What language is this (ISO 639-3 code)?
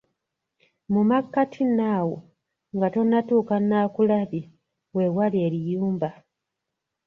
lug